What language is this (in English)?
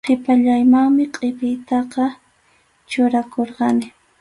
Arequipa-La Unión Quechua